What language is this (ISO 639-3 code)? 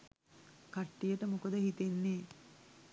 sin